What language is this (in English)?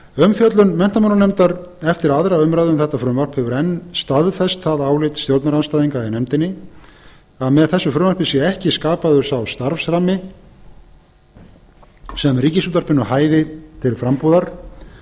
Icelandic